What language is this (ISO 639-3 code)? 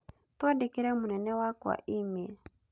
kik